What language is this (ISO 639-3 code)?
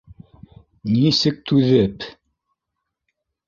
bak